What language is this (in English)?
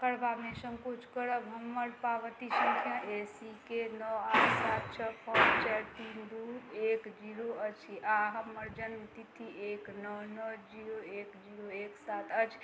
Maithili